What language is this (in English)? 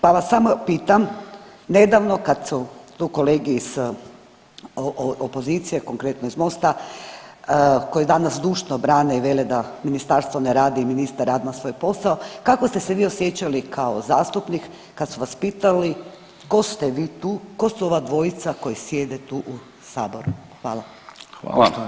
Croatian